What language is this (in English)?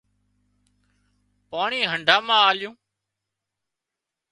Wadiyara Koli